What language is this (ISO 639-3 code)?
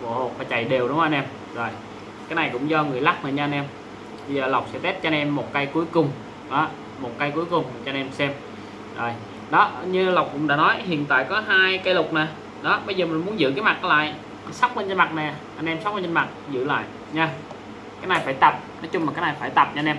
vie